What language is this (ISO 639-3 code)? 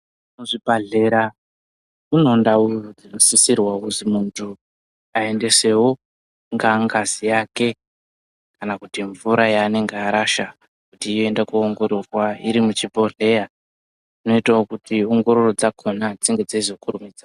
ndc